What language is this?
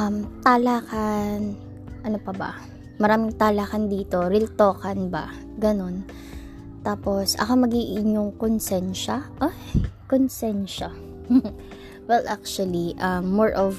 Filipino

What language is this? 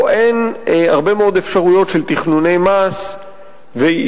Hebrew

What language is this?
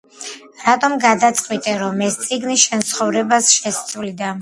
Georgian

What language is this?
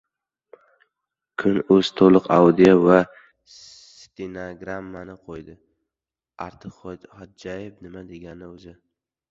Uzbek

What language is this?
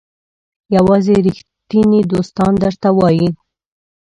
Pashto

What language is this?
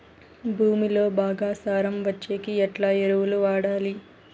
Telugu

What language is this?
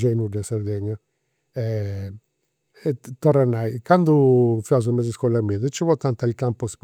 Campidanese Sardinian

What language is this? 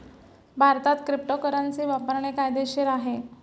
Marathi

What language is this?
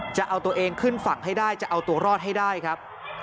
Thai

